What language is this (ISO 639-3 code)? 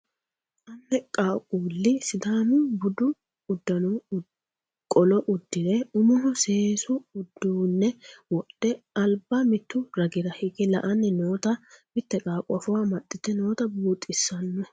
sid